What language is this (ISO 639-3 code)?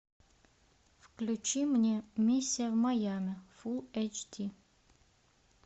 rus